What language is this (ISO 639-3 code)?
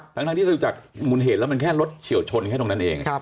tha